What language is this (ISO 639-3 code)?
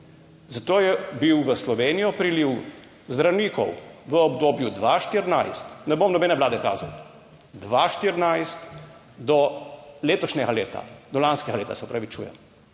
slv